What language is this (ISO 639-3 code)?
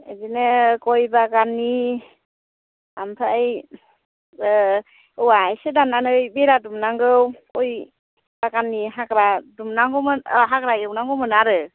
brx